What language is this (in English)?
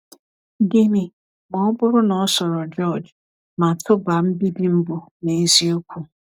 Igbo